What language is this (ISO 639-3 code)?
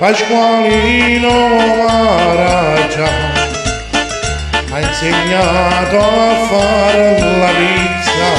ron